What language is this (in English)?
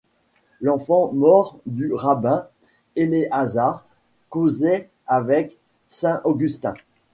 French